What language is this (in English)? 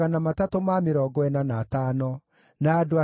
Kikuyu